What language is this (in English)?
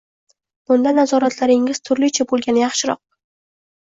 Uzbek